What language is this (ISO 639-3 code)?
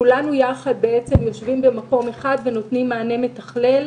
heb